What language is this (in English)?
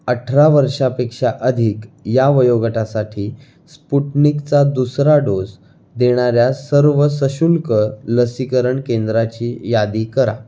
Marathi